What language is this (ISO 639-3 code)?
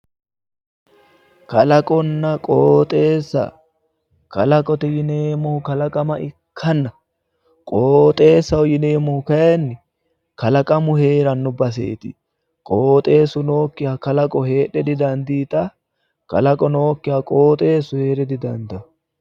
sid